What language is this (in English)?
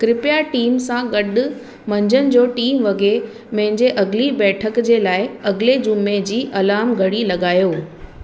Sindhi